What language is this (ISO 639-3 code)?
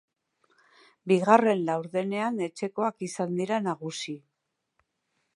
eus